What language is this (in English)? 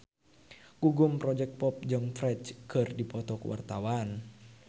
Sundanese